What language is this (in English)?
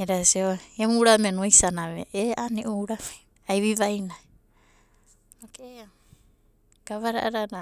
Abadi